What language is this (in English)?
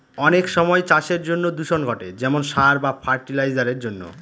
Bangla